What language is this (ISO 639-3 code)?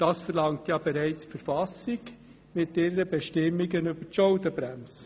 gsw